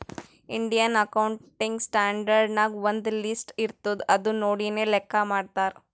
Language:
Kannada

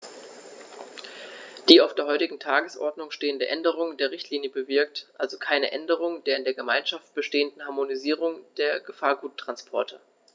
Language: German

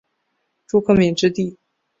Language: Chinese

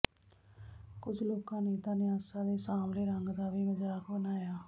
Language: Punjabi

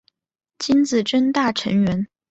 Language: Chinese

